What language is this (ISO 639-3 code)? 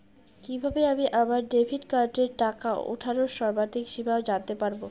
ben